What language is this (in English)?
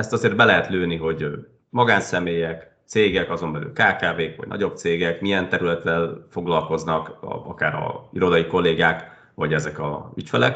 Hungarian